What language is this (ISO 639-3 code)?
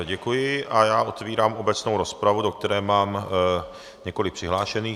ces